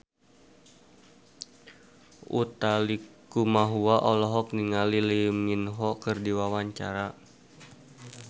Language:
Sundanese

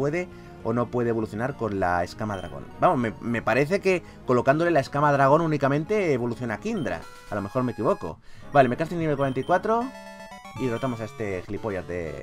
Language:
Spanish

